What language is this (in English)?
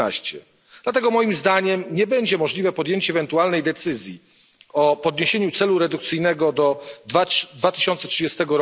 Polish